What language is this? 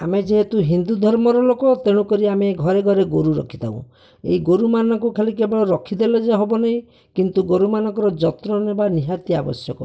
Odia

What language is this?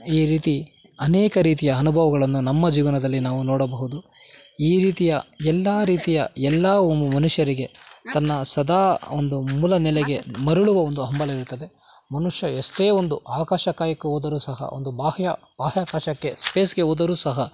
Kannada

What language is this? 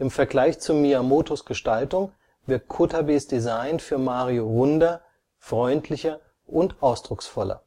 German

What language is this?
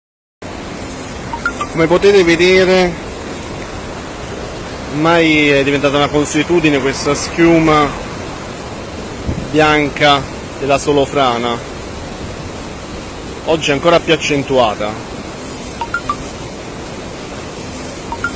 Italian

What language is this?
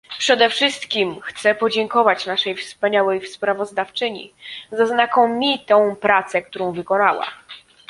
Polish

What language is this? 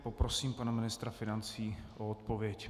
Czech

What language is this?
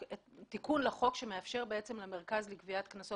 Hebrew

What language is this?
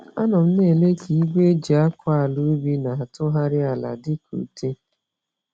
Igbo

